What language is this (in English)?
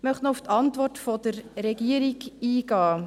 Swiss German